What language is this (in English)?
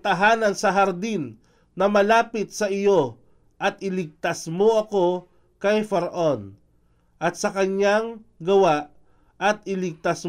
Filipino